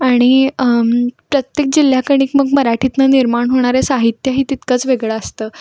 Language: Marathi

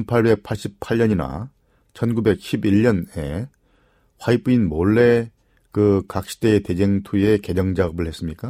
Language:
Korean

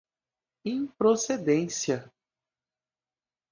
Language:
Portuguese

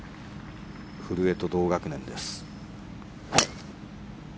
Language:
Japanese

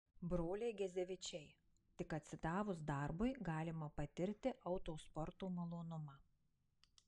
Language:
Lithuanian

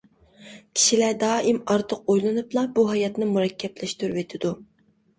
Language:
Uyghur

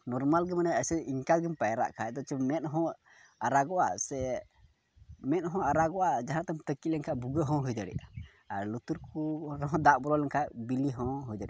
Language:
Santali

